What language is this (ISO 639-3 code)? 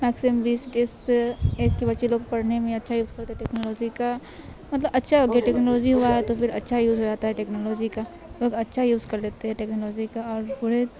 urd